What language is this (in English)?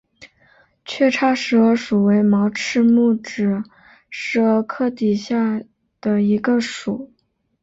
Chinese